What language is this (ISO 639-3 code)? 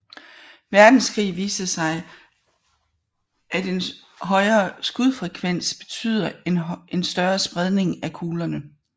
dan